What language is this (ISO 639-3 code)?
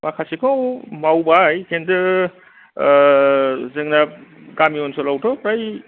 brx